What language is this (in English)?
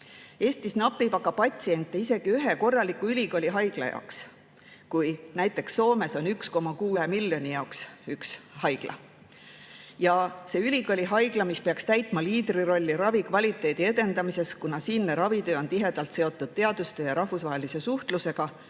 Estonian